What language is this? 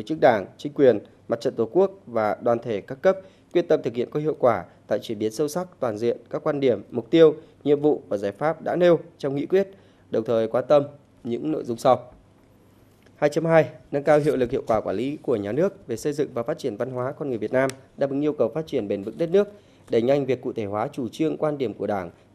Vietnamese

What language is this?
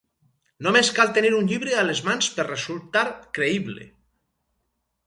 Catalan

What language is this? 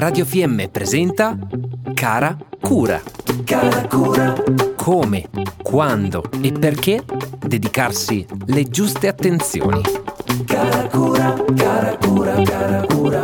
Italian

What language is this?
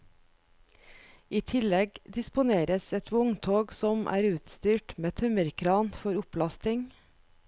Norwegian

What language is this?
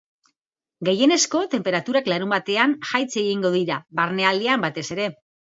Basque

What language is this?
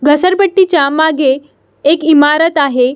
Marathi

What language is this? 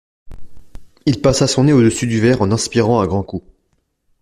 French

